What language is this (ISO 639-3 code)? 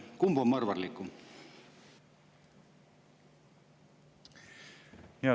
est